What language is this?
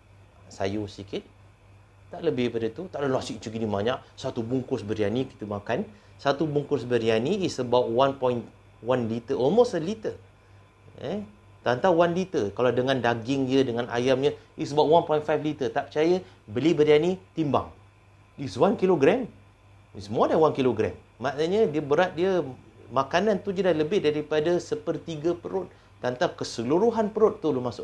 Malay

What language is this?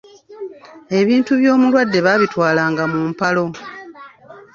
Ganda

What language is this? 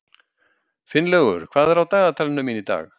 Icelandic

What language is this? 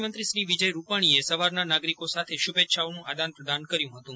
Gujarati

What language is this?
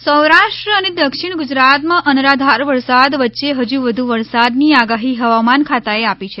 Gujarati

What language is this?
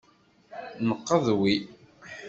Kabyle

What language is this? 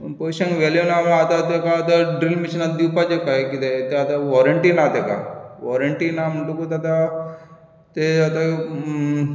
Konkani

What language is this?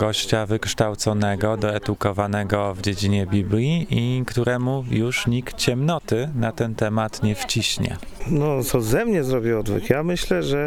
Polish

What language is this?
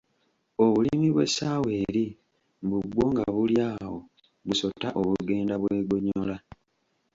Ganda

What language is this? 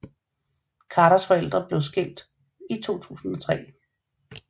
Danish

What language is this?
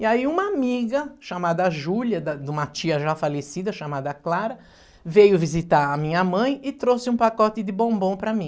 Portuguese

